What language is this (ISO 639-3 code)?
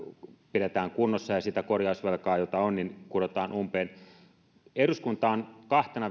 fin